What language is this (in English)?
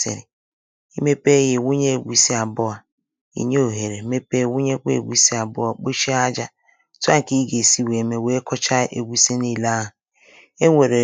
Igbo